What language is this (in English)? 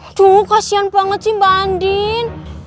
Indonesian